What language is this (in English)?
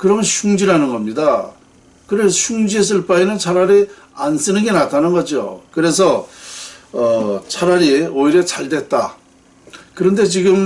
Korean